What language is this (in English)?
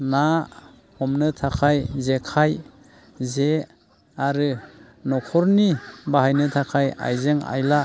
Bodo